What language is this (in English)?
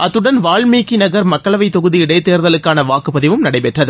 Tamil